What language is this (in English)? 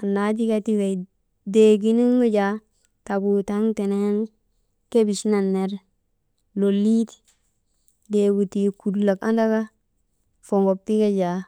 Maba